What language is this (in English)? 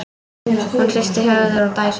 Icelandic